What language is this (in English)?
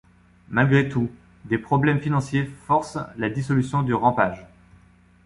French